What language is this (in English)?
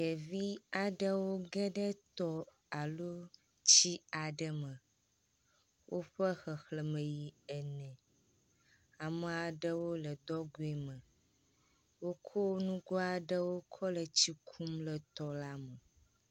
Ewe